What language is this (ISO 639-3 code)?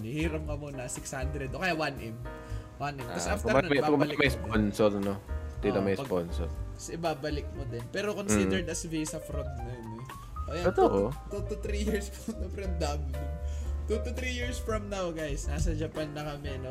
fil